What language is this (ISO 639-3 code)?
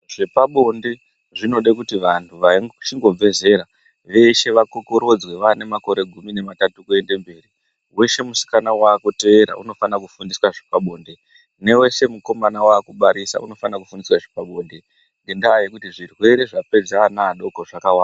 ndc